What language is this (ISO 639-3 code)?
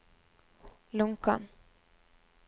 nor